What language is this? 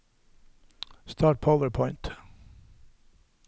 Norwegian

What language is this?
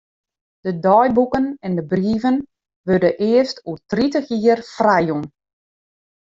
Western Frisian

